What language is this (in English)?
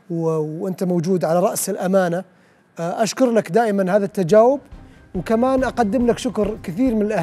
Arabic